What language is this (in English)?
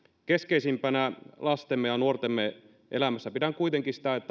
Finnish